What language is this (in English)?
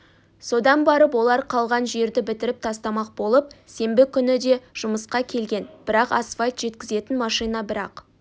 Kazakh